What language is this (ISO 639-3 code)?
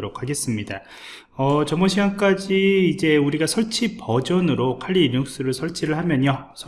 kor